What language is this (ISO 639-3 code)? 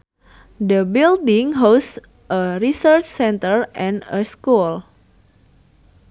sun